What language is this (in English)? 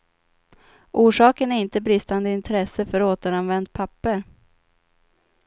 Swedish